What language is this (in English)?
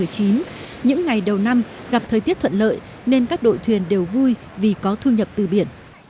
Vietnamese